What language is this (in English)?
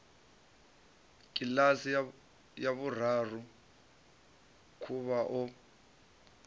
Venda